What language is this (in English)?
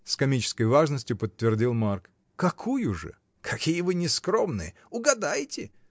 Russian